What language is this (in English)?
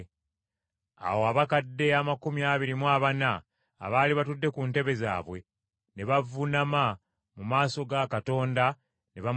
Ganda